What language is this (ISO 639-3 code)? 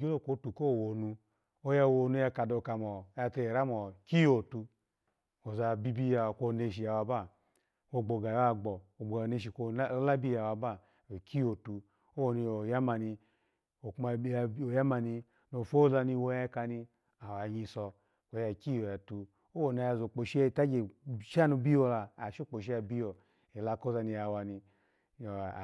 ala